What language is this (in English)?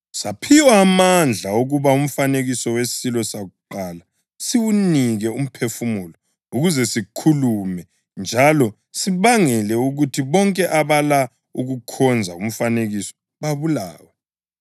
North Ndebele